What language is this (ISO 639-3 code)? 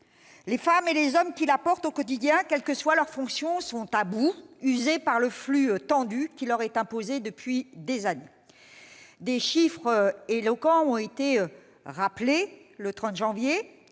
fra